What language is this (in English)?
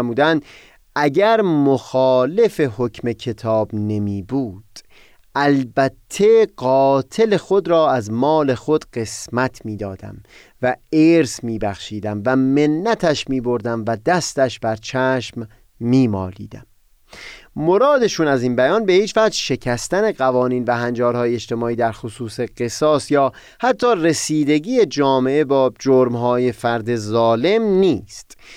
Persian